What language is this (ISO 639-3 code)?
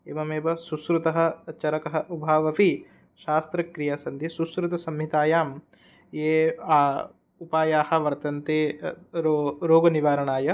san